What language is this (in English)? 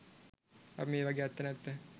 Sinhala